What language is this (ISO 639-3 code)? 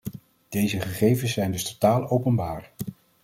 nld